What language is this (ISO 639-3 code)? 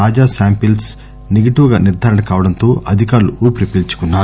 tel